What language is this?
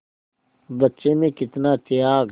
Hindi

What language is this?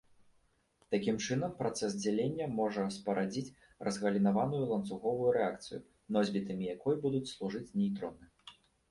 Belarusian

